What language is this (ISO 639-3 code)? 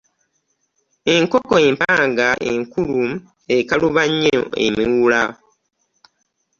lug